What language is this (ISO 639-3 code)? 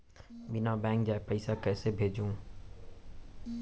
hne